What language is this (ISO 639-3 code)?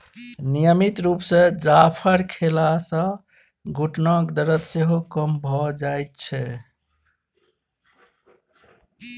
mai